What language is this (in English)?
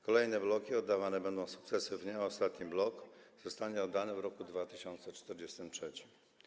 Polish